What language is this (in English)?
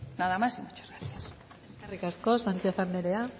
Basque